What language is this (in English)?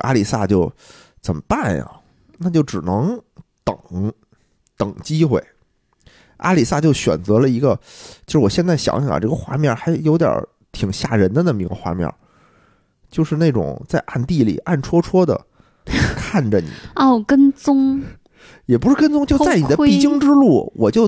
Chinese